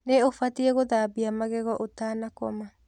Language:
Kikuyu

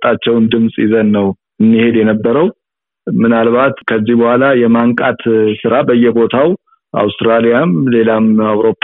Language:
Amharic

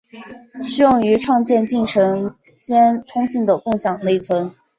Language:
Chinese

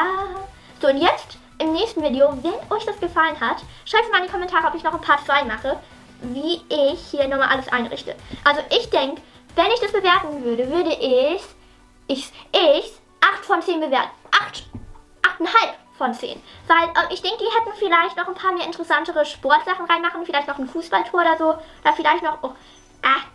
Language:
German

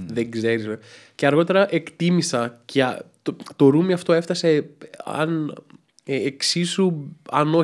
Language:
Greek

